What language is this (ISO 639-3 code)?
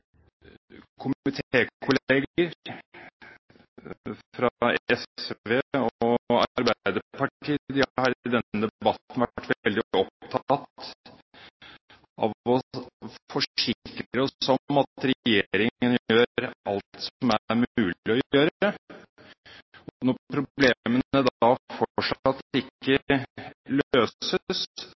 nob